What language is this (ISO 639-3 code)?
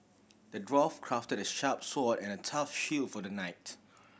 eng